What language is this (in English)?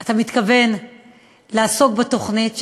Hebrew